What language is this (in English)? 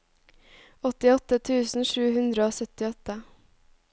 Norwegian